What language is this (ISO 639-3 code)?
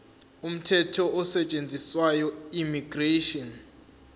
zul